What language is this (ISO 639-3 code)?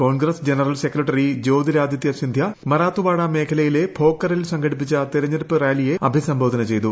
mal